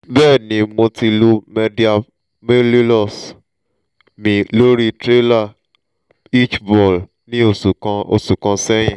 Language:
Yoruba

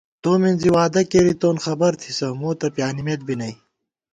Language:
Gawar-Bati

